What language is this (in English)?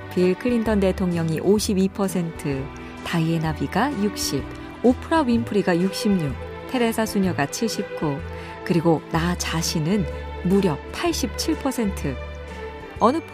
Korean